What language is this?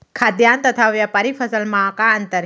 Chhattisgarhi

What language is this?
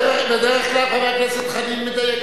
Hebrew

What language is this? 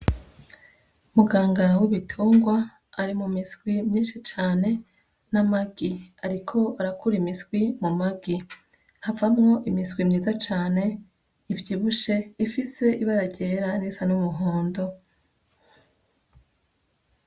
Rundi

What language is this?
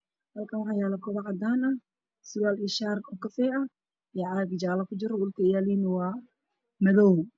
Somali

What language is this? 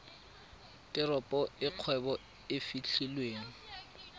Tswana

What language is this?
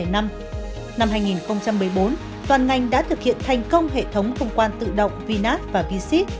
Vietnamese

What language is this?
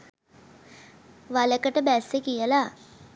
Sinhala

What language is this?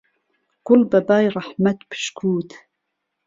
Central Kurdish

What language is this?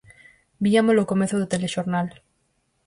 Galician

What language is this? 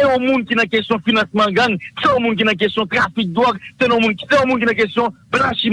French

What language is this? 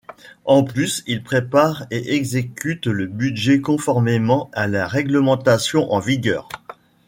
French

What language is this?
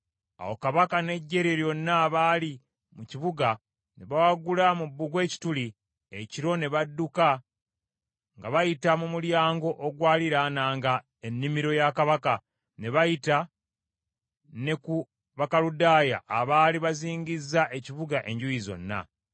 Ganda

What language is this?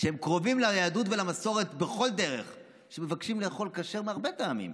Hebrew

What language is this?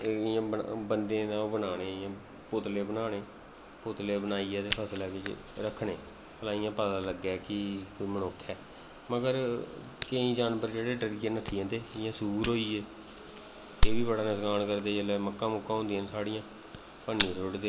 Dogri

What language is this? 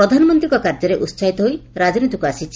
Odia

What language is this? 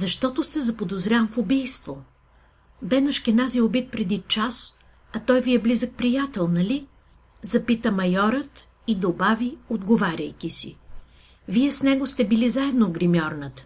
Bulgarian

